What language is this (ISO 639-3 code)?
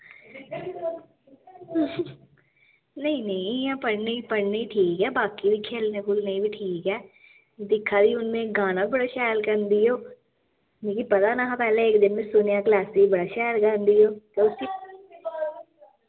doi